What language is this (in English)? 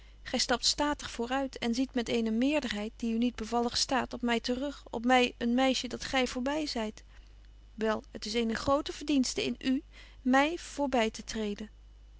Dutch